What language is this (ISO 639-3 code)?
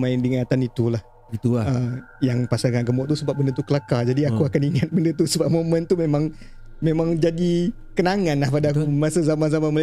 msa